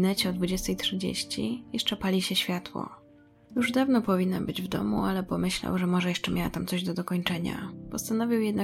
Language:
Polish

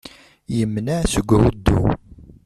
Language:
Kabyle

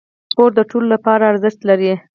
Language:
Pashto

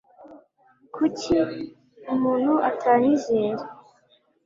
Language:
Kinyarwanda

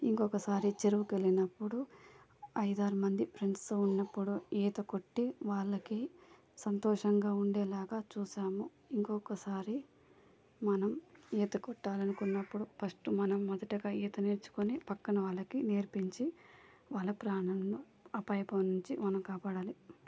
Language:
Telugu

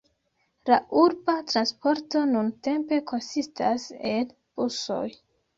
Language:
Esperanto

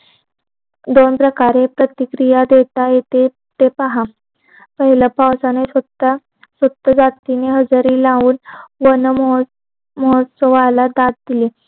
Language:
Marathi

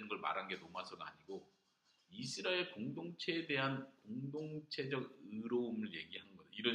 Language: Korean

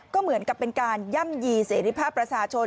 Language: Thai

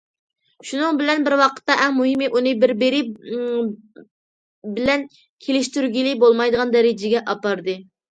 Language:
Uyghur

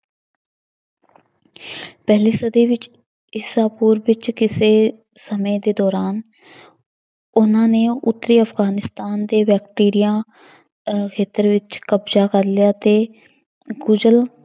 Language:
Punjabi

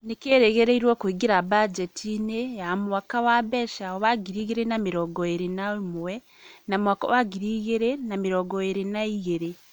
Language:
Kikuyu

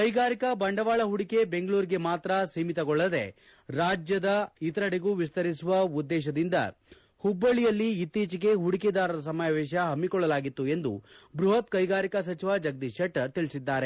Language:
Kannada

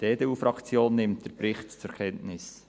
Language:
Swiss German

